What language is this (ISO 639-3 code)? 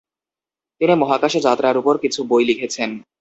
ben